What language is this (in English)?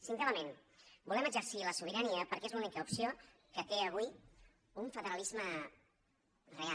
Catalan